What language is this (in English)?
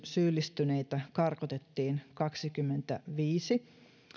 Finnish